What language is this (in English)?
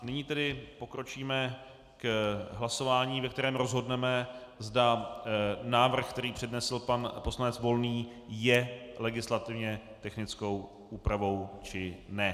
Czech